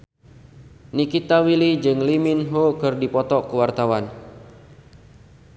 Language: Sundanese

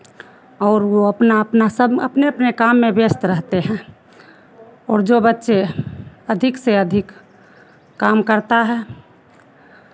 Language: Hindi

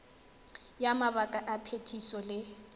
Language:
Tswana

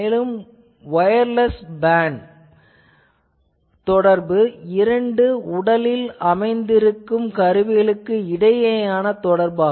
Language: Tamil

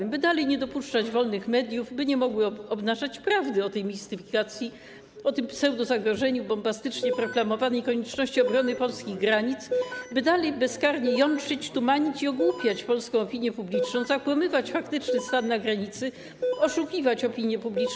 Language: Polish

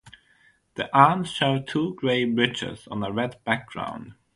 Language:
English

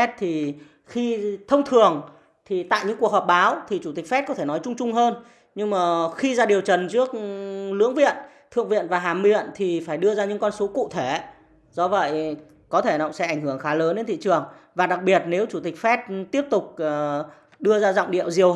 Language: Vietnamese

